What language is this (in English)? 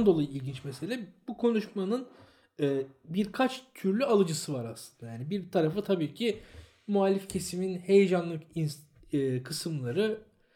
Turkish